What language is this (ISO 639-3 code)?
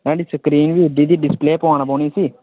doi